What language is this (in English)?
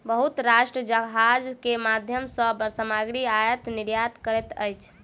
Maithili